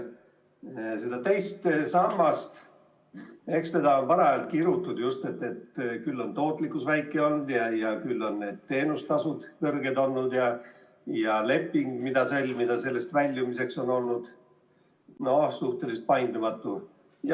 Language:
Estonian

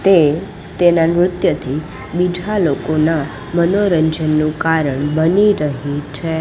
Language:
Gujarati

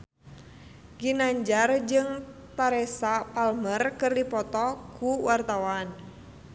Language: Sundanese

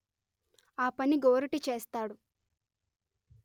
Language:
Telugu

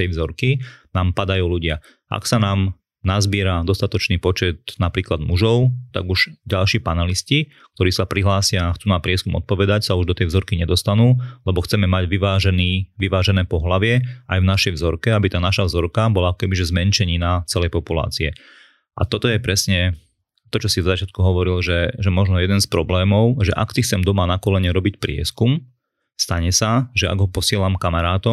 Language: Slovak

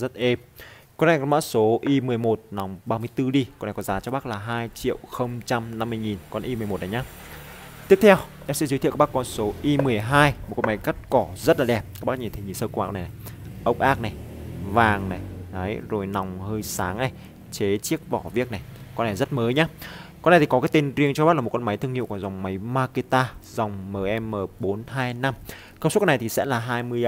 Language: Vietnamese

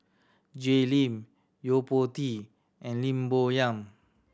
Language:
English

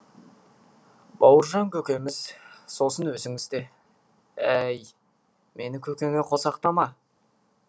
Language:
Kazakh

